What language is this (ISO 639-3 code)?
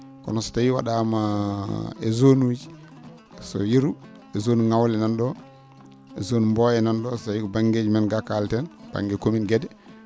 ful